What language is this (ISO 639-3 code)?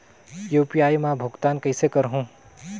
hne